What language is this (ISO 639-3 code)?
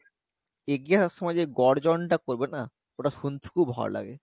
ben